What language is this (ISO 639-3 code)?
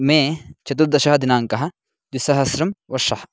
san